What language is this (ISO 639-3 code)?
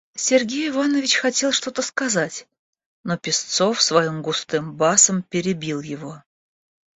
rus